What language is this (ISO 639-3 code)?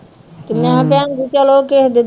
pan